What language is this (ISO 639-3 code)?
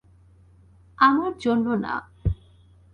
ben